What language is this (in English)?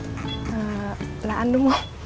Vietnamese